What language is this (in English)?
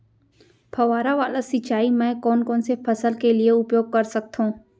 Chhattisgarhi